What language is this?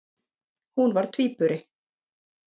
Icelandic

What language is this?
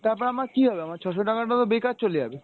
Bangla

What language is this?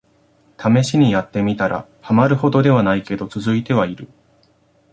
Japanese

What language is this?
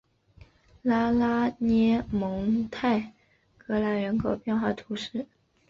Chinese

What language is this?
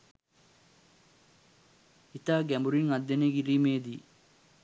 Sinhala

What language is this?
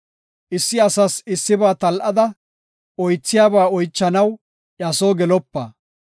Gofa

